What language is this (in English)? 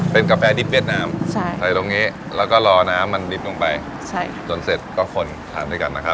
Thai